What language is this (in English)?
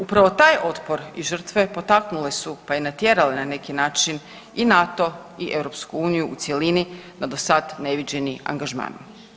Croatian